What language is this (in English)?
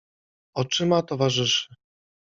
Polish